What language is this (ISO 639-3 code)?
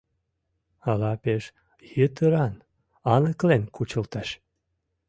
chm